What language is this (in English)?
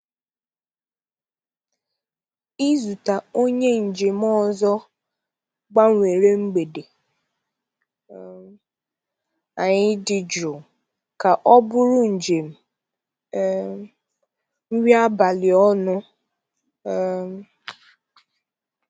Igbo